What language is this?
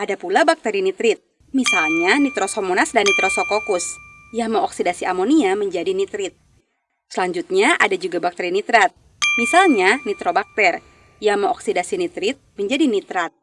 Indonesian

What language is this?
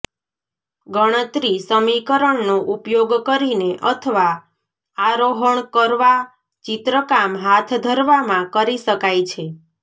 Gujarati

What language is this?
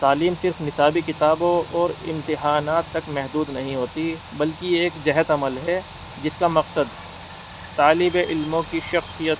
Urdu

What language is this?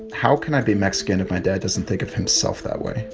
English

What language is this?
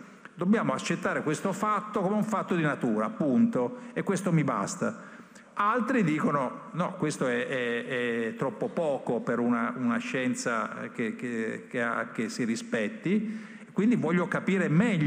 Italian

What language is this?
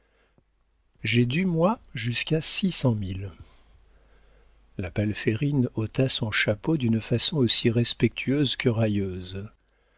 French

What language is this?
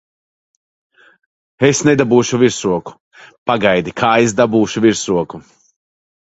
Latvian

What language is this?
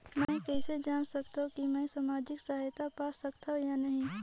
Chhattisgarhi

